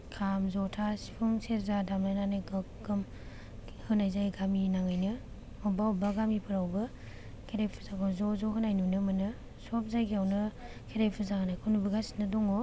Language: Bodo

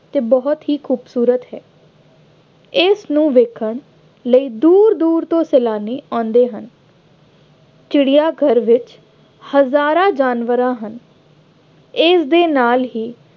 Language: Punjabi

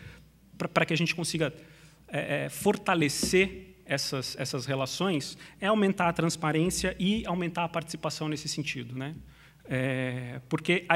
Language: Portuguese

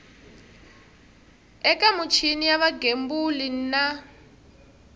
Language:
Tsonga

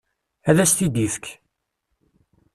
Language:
Kabyle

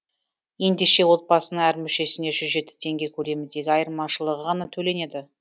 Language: Kazakh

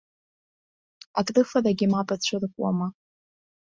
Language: Abkhazian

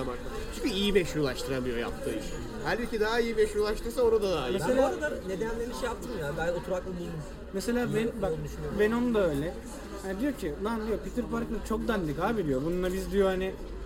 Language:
Turkish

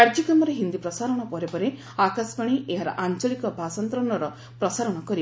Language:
Odia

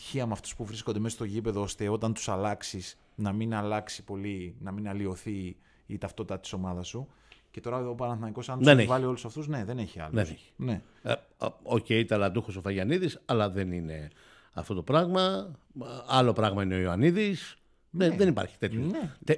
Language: Greek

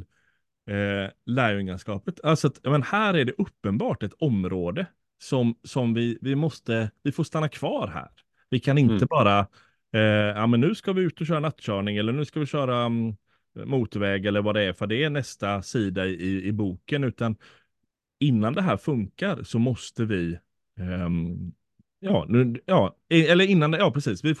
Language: Swedish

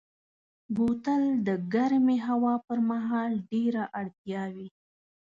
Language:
Pashto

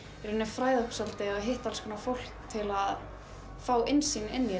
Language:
Icelandic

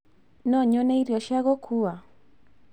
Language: Kikuyu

